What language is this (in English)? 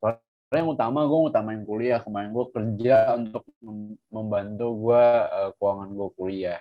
Indonesian